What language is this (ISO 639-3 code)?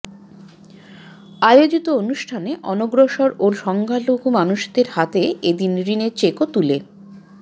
ben